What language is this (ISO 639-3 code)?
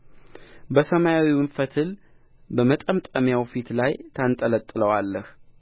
amh